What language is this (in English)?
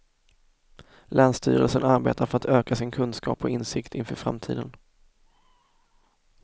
Swedish